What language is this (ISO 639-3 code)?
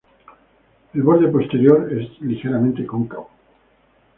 spa